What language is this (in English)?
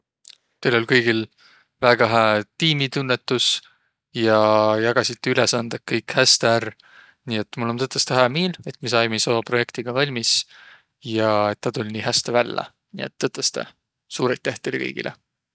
Võro